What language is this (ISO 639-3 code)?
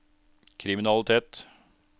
nor